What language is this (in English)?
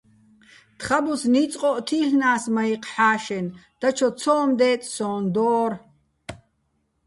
Bats